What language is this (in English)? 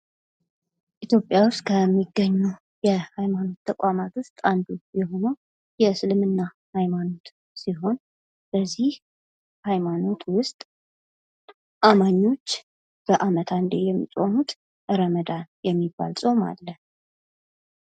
Amharic